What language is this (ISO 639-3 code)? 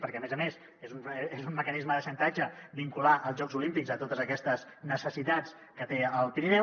cat